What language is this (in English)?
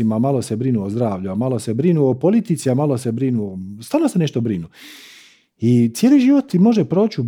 Croatian